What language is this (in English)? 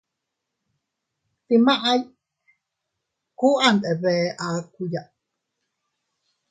Teutila Cuicatec